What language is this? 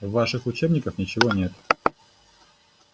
Russian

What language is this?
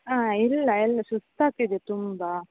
Kannada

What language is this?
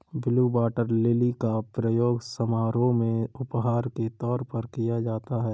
Hindi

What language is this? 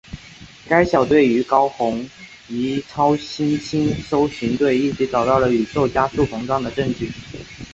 Chinese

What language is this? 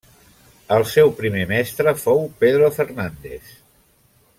Catalan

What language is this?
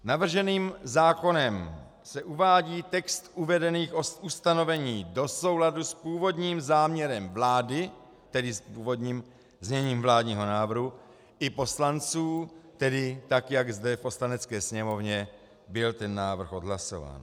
Czech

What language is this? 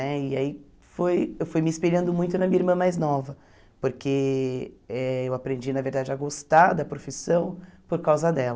Portuguese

